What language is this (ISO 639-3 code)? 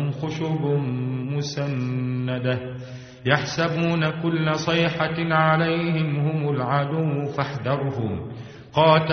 ara